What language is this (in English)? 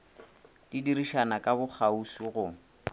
Northern Sotho